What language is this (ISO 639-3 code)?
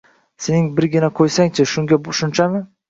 uzb